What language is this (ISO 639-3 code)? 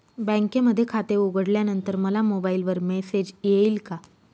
mar